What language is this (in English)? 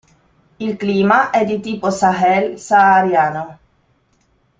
Italian